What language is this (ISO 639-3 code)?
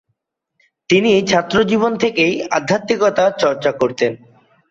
ben